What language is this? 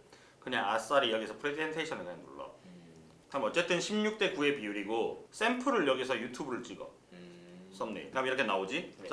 Korean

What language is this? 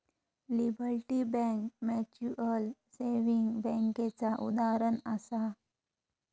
Marathi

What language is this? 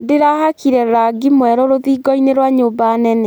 Kikuyu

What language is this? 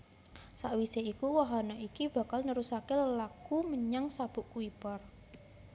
Javanese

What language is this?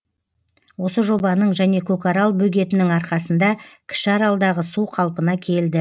Kazakh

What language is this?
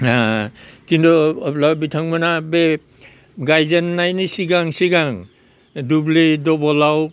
Bodo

